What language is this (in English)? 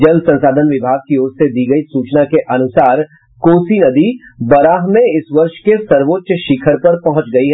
Hindi